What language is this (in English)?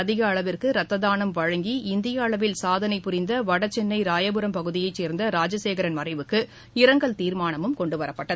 Tamil